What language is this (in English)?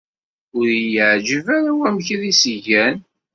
Kabyle